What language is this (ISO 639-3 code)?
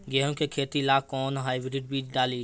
bho